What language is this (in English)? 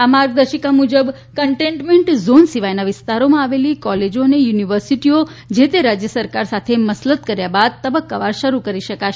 Gujarati